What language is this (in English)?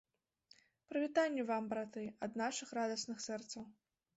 Belarusian